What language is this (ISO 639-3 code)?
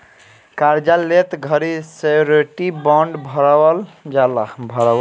bho